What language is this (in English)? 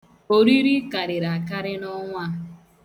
Igbo